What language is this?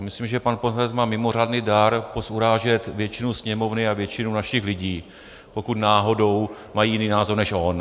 Czech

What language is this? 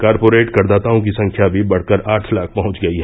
Hindi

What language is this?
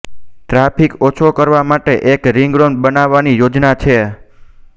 Gujarati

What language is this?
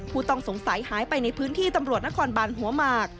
Thai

